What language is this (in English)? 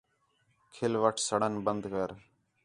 Khetrani